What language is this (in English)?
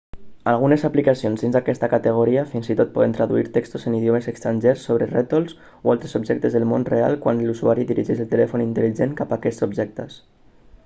Catalan